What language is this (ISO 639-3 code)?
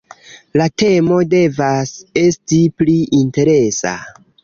epo